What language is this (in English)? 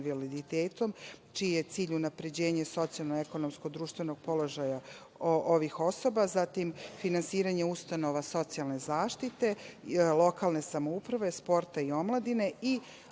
Serbian